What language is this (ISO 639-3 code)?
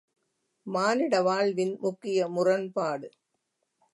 tam